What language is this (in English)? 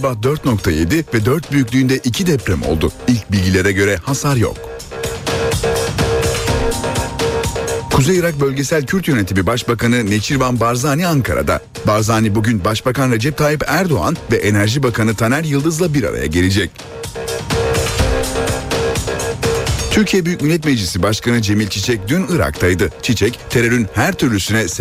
Turkish